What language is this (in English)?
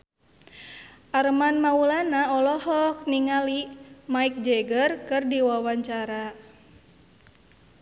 Sundanese